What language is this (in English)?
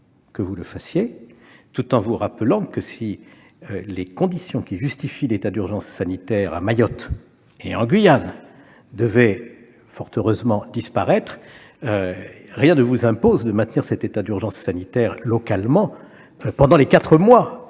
French